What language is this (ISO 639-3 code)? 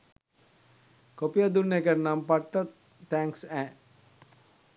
sin